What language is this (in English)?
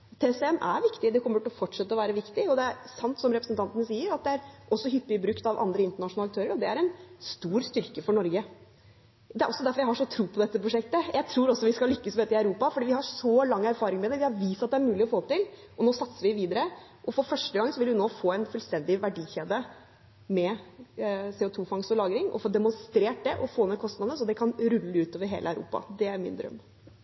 Norwegian Bokmål